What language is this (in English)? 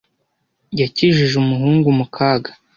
Kinyarwanda